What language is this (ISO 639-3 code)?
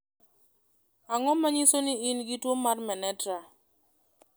luo